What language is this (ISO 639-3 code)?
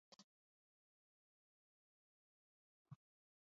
eus